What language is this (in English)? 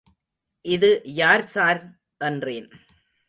Tamil